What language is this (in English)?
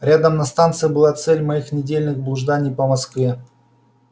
Russian